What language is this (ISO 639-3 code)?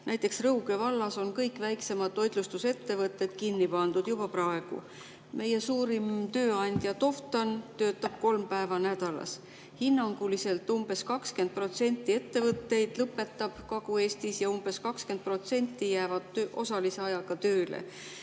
est